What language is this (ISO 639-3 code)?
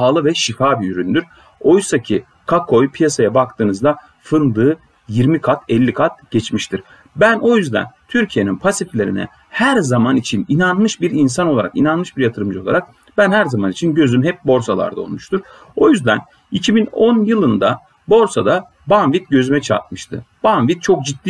tur